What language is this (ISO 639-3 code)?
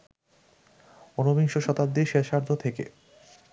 ben